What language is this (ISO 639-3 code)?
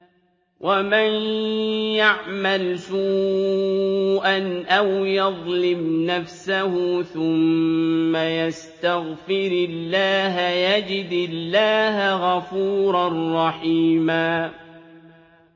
ara